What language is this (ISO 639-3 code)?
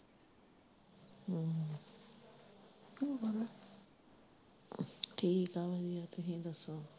pan